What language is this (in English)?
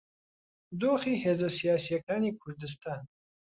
Central Kurdish